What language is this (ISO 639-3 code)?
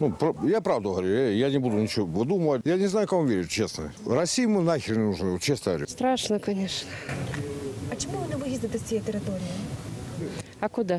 rus